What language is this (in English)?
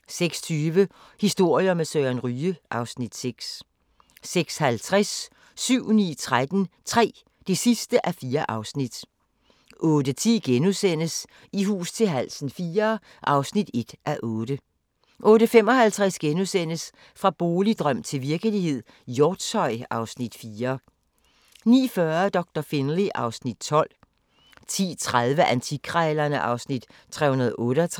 Danish